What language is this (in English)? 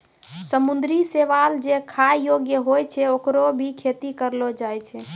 Maithili